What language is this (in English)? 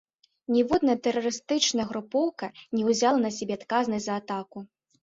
Belarusian